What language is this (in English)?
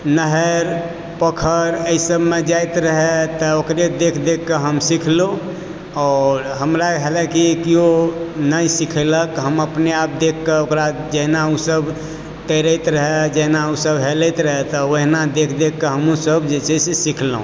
Maithili